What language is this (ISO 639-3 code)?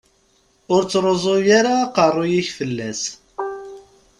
kab